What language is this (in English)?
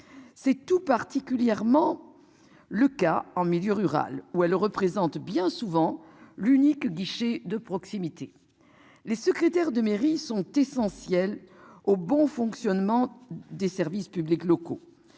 French